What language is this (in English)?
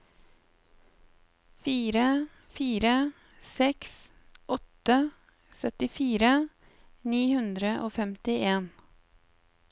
Norwegian